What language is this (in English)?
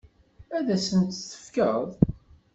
Kabyle